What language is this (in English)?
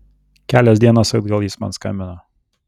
Lithuanian